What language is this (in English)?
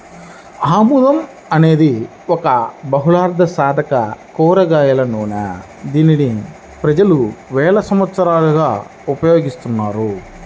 Telugu